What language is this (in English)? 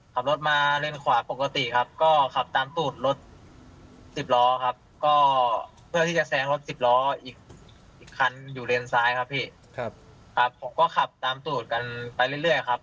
Thai